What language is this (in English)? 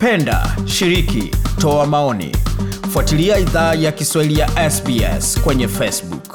Swahili